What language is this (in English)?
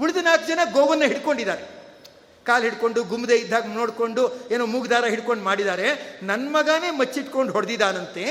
Kannada